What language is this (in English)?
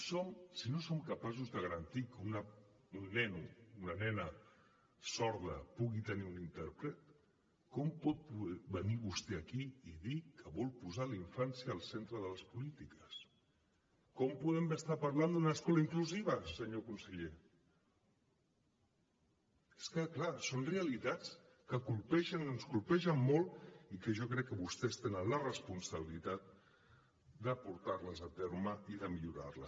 Catalan